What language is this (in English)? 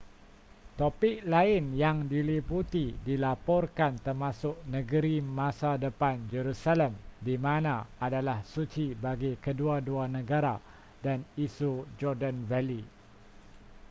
Malay